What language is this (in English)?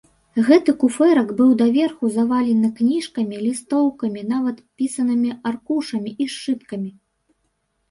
Belarusian